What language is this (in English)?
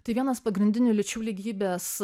Lithuanian